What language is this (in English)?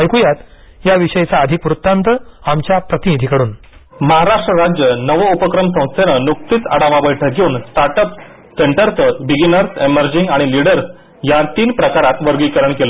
Marathi